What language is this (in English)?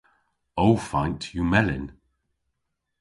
Cornish